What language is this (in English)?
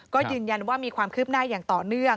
Thai